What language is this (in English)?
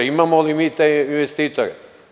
Serbian